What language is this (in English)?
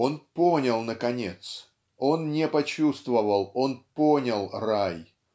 Russian